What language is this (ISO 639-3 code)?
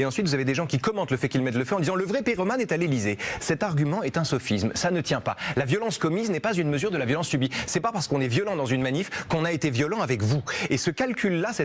fra